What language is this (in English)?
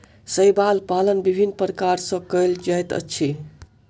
Maithili